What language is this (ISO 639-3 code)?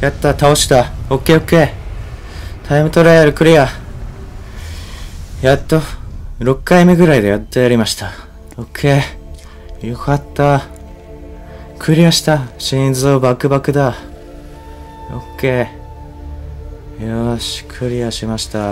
jpn